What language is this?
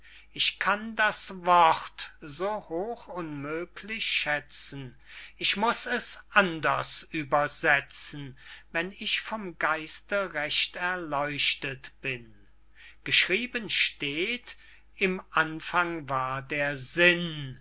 German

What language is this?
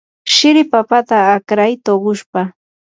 Yanahuanca Pasco Quechua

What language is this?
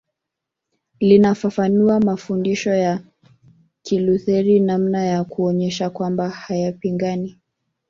Swahili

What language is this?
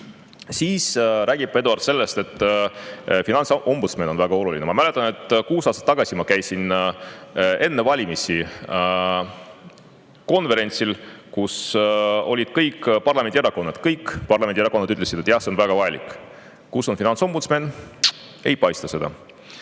Estonian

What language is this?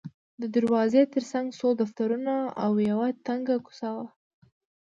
Pashto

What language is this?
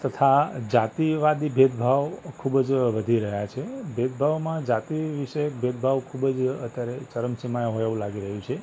Gujarati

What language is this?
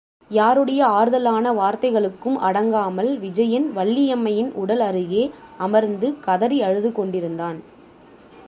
Tamil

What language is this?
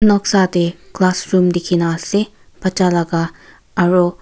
Naga Pidgin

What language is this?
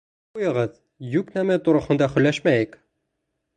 Bashkir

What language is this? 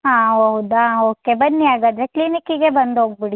Kannada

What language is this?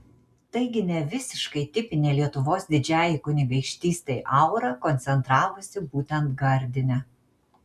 Lithuanian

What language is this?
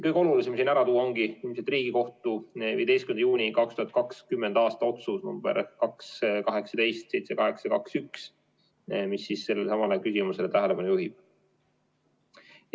Estonian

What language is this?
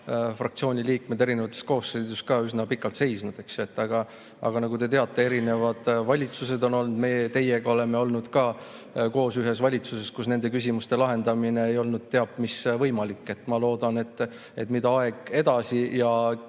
Estonian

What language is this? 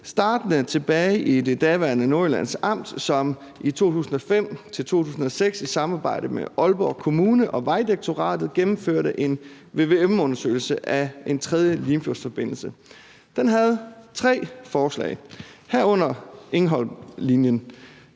Danish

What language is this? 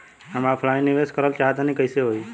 Bhojpuri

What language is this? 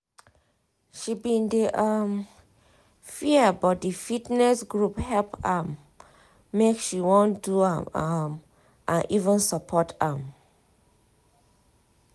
Nigerian Pidgin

